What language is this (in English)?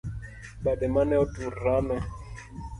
Luo (Kenya and Tanzania)